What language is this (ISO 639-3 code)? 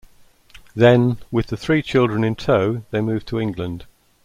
eng